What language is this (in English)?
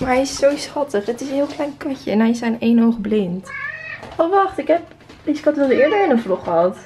Dutch